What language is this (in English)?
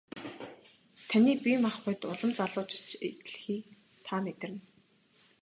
Mongolian